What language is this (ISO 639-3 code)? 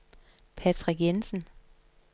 dan